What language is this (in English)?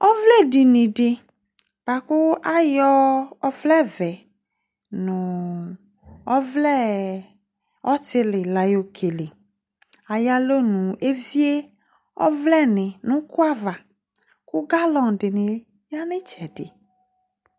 Ikposo